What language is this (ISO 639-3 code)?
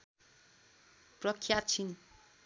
nep